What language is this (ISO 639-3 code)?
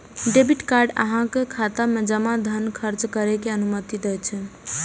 mai